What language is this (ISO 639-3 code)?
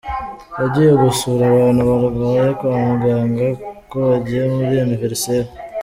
kin